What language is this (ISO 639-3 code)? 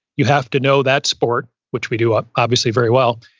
eng